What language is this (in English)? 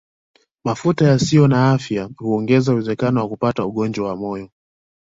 Swahili